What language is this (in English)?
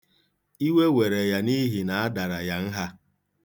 Igbo